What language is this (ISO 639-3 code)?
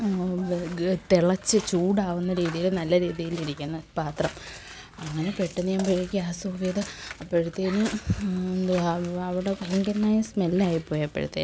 mal